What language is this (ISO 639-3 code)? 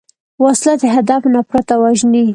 pus